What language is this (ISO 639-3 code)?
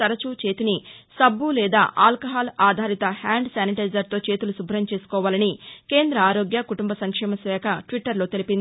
tel